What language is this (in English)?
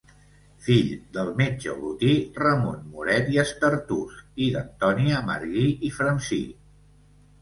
Catalan